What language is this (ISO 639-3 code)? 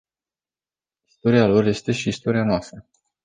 ron